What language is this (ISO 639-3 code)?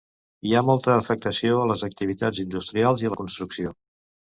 cat